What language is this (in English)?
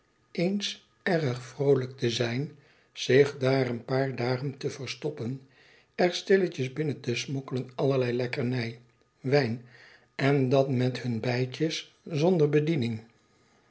Dutch